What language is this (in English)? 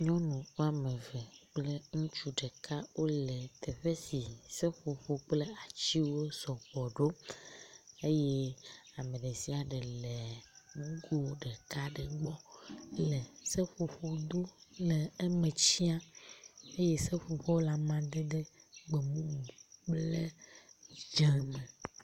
Ewe